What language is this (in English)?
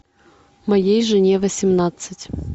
Russian